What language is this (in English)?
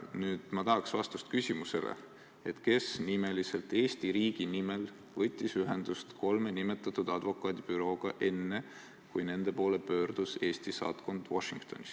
Estonian